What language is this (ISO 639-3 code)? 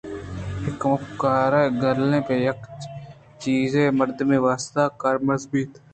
bgp